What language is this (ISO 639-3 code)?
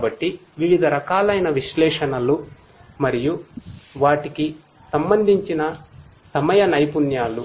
tel